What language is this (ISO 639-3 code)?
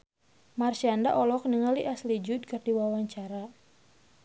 sun